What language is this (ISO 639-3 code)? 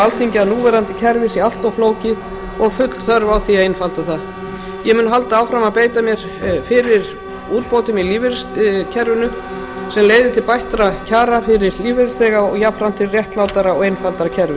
isl